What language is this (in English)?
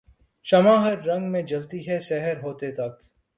Urdu